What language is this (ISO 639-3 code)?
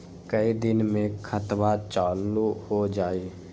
mag